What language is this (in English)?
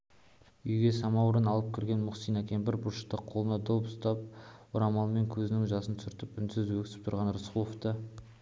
Kazakh